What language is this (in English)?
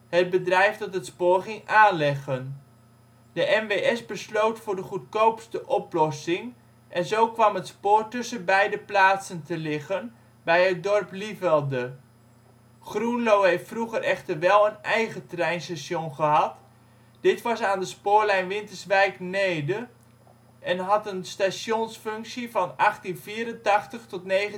Dutch